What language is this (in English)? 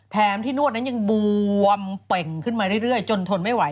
Thai